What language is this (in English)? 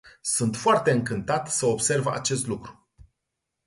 Romanian